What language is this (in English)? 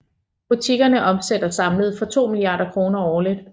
Danish